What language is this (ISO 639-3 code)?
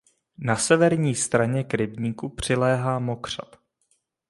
ces